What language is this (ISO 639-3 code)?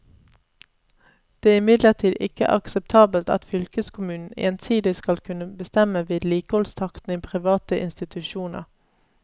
nor